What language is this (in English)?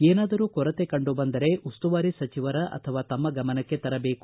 Kannada